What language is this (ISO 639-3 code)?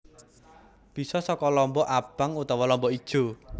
jav